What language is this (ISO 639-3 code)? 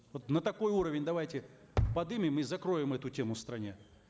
kaz